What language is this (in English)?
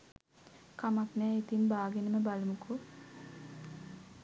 Sinhala